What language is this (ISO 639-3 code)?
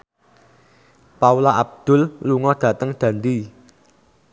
jav